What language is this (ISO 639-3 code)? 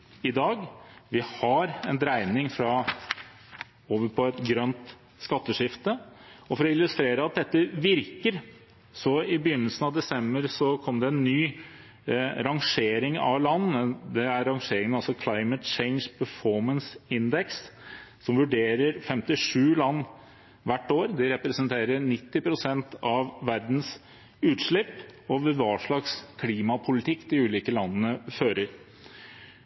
nob